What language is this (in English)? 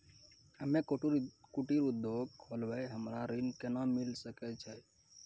Maithili